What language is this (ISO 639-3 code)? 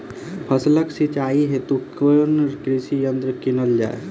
mai